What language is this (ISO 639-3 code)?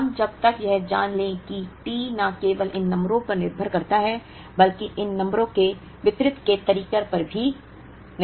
hin